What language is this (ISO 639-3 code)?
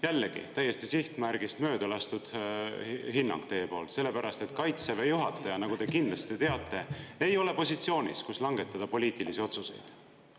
est